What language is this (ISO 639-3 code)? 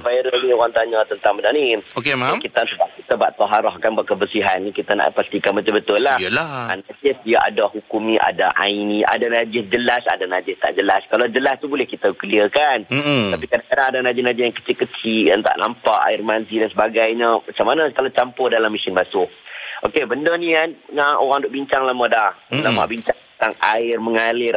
msa